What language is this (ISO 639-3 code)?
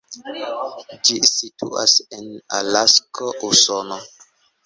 epo